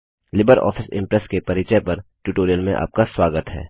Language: Hindi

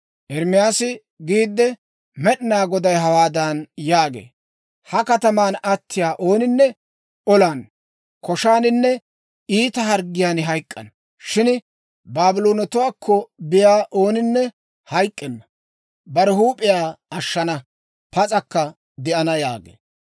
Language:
Dawro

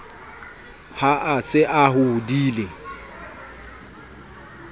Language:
Southern Sotho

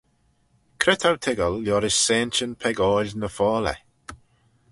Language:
Manx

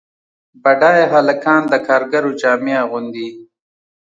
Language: Pashto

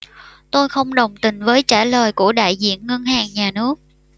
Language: Vietnamese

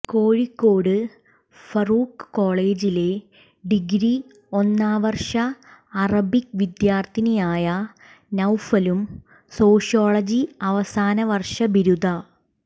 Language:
Malayalam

